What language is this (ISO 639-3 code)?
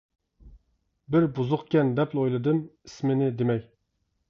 uig